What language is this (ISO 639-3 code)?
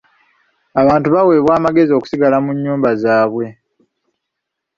lug